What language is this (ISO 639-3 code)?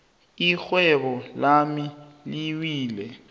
nbl